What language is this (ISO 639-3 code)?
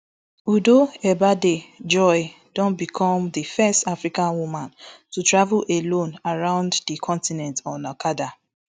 pcm